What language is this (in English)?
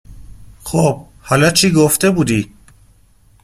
Persian